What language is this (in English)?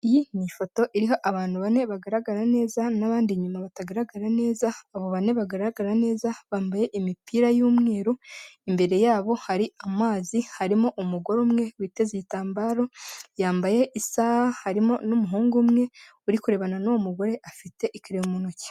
Kinyarwanda